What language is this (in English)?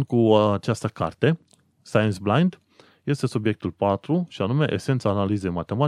Romanian